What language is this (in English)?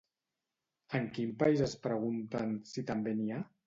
Catalan